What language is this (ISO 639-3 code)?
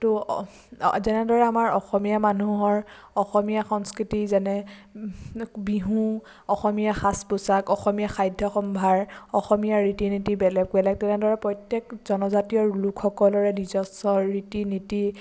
asm